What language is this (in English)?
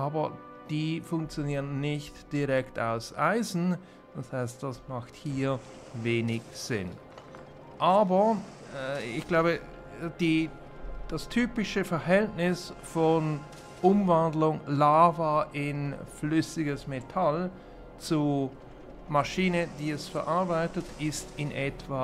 German